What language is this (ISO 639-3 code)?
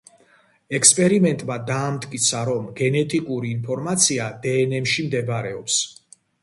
kat